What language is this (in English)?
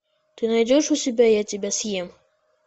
Russian